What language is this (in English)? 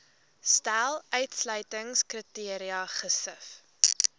Afrikaans